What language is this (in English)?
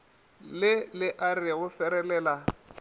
Northern Sotho